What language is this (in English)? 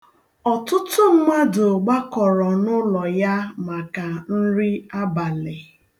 Igbo